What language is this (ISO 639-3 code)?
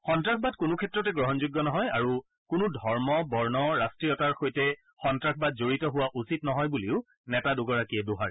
asm